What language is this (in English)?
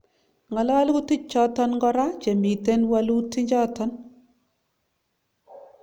Kalenjin